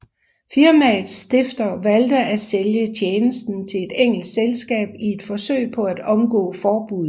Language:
Danish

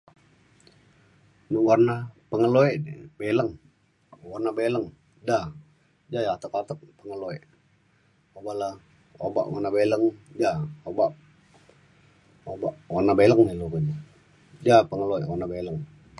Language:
Mainstream Kenyah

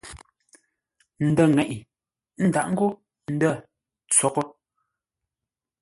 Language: Ngombale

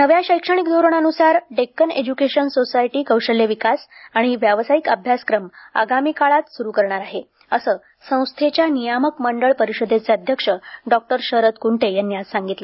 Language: Marathi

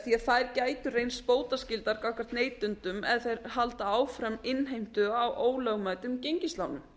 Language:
Icelandic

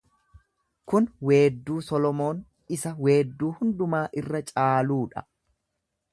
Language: Oromo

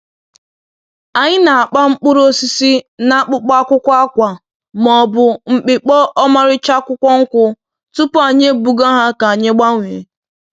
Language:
Igbo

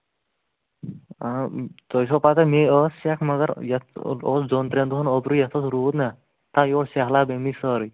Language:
Kashmiri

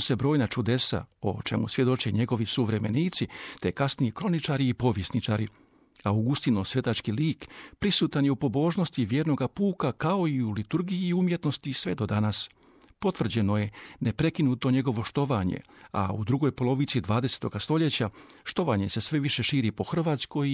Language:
Croatian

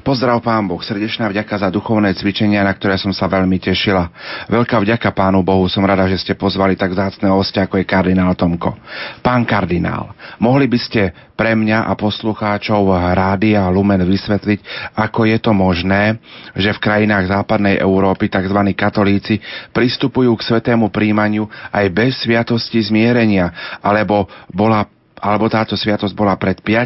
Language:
Slovak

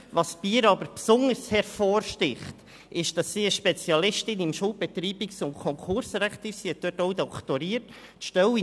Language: Swiss German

